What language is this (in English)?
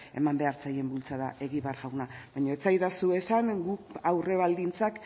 Basque